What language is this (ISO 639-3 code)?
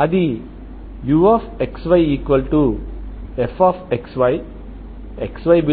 tel